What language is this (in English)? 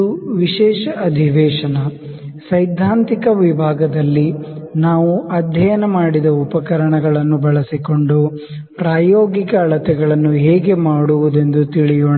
Kannada